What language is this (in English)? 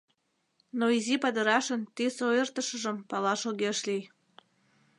Mari